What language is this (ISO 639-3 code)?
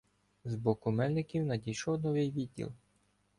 ukr